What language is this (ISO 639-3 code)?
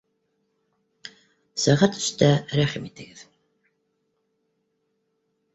bak